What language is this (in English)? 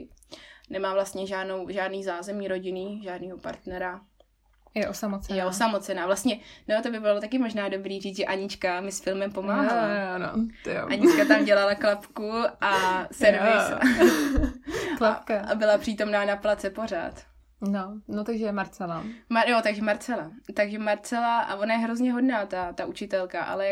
Czech